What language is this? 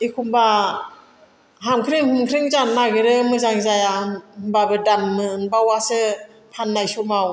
Bodo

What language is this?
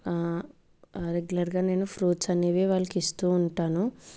Telugu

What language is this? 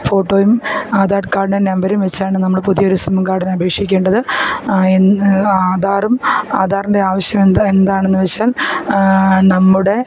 Malayalam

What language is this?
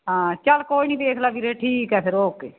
Punjabi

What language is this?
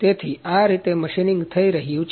Gujarati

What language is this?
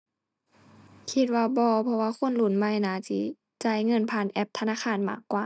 Thai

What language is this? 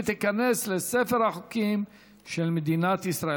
Hebrew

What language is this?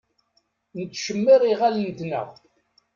Kabyle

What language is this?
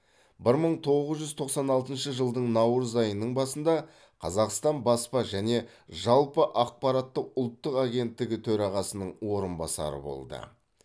Kazakh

